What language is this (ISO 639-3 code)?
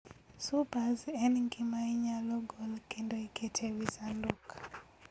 luo